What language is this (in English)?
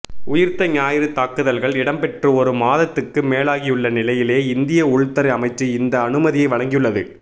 Tamil